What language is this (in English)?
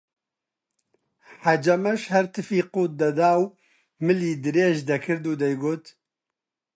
Central Kurdish